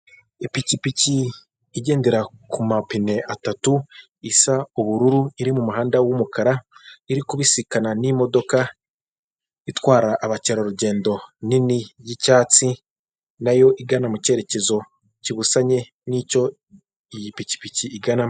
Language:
Kinyarwanda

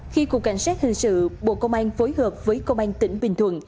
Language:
Vietnamese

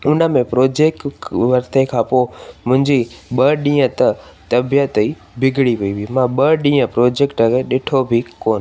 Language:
Sindhi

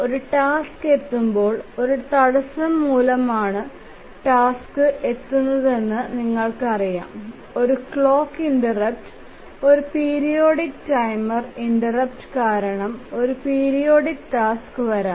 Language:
Malayalam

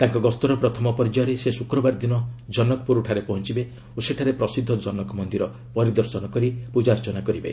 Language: Odia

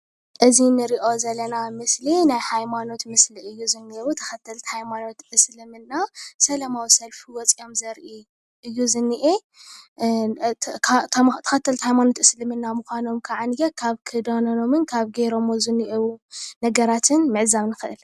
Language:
Tigrinya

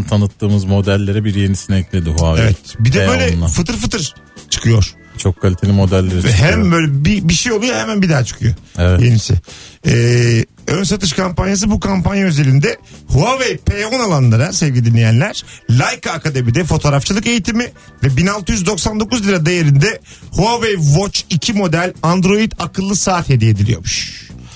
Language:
Turkish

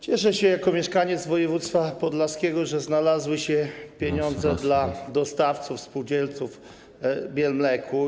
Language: Polish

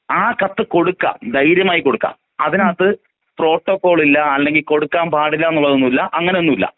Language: Malayalam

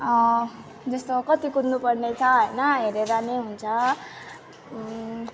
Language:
Nepali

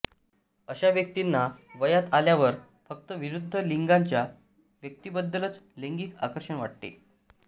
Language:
Marathi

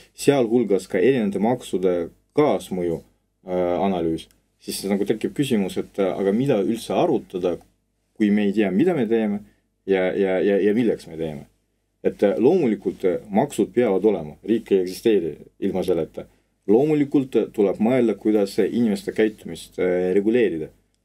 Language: Russian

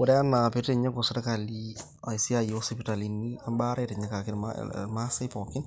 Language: Masai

